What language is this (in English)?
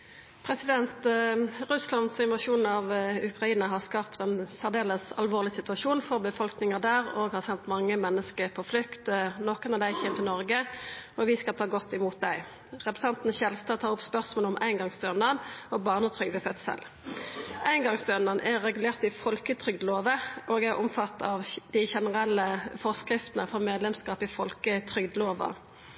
Norwegian